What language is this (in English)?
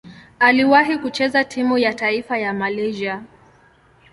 Swahili